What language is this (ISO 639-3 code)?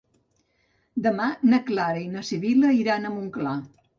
cat